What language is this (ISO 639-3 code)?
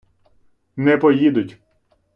ukr